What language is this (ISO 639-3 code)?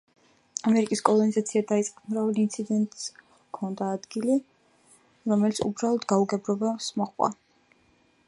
kat